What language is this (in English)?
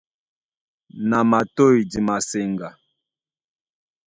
Duala